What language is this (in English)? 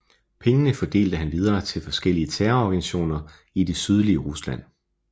Danish